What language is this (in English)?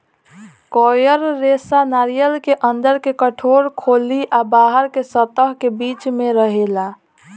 Bhojpuri